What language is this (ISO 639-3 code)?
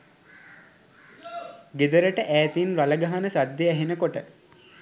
sin